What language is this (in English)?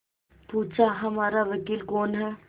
Hindi